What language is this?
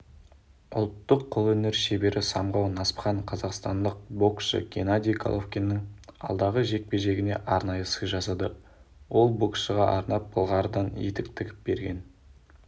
Kazakh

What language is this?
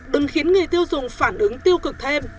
Vietnamese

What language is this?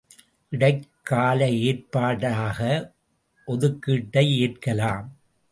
Tamil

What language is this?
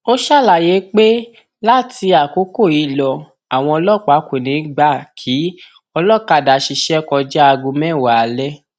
Yoruba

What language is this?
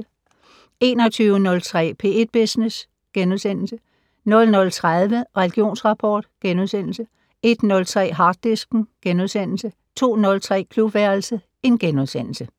Danish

